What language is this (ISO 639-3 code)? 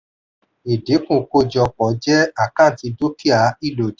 yor